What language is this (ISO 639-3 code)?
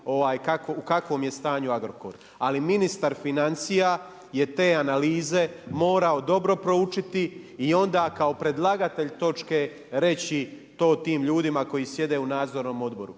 hrv